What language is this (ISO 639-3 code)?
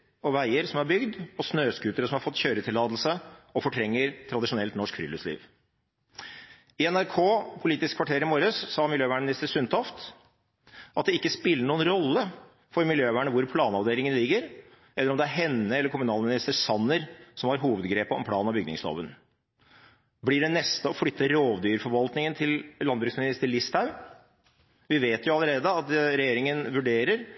nob